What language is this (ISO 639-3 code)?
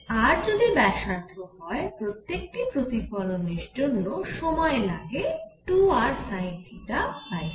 ben